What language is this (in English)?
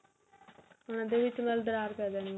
Punjabi